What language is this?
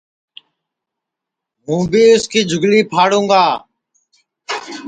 Sansi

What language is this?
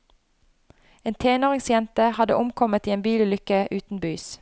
Norwegian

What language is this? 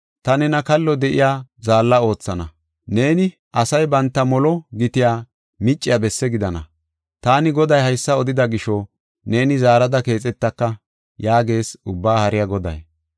Gofa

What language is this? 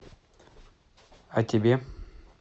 Russian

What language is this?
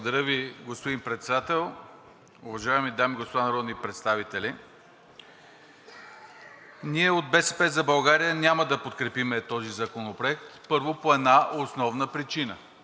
Bulgarian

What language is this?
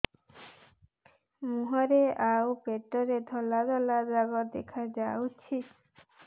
Odia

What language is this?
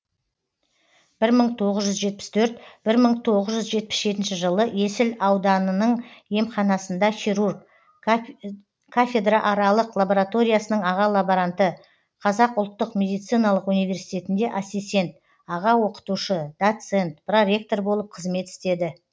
Kazakh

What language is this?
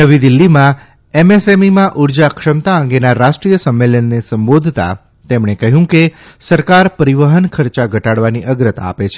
Gujarati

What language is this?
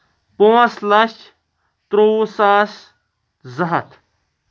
Kashmiri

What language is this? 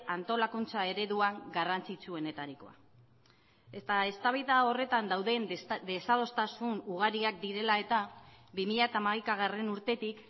Basque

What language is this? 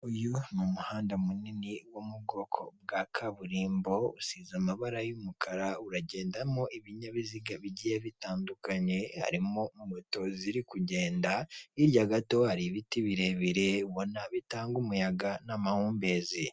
Kinyarwanda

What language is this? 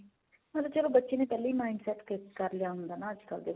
Punjabi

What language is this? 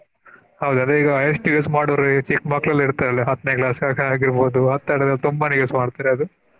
Kannada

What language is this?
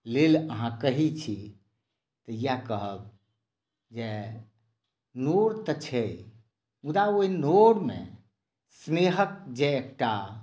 Maithili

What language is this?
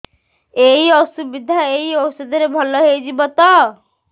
Odia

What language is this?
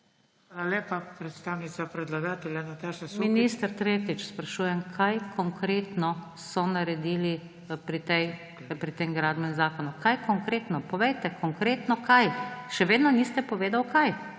Slovenian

